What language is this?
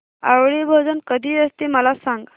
Marathi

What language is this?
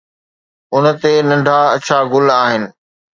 Sindhi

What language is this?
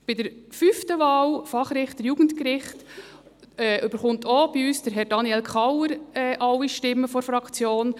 Swiss German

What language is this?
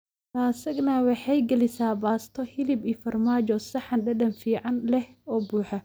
Somali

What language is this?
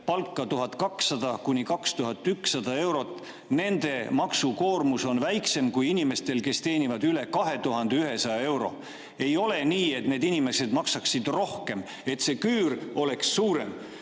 Estonian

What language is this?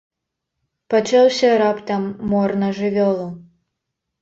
Belarusian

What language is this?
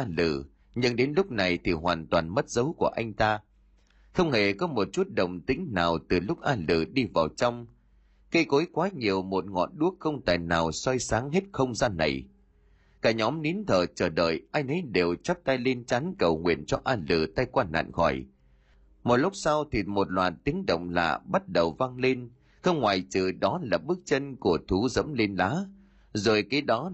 Vietnamese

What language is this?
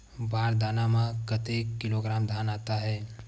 Chhattisgarhi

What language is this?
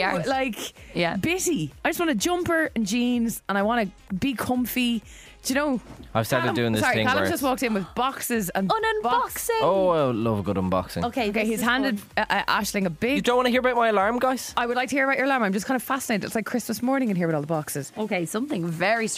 English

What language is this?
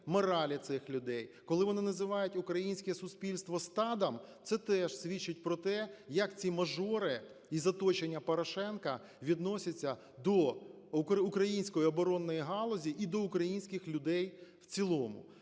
Ukrainian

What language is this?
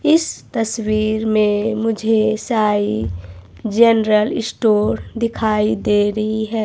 Hindi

